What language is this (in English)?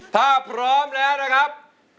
Thai